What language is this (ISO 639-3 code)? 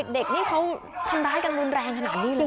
tha